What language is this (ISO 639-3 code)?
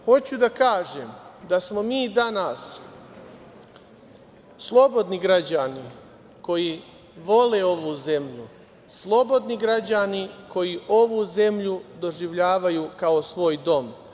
srp